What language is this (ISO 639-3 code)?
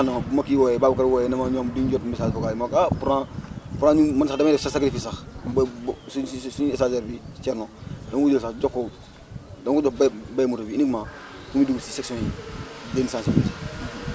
wol